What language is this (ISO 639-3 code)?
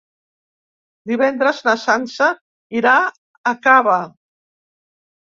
cat